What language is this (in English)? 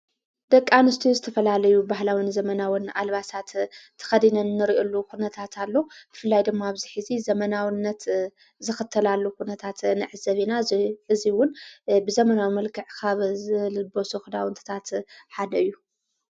Tigrinya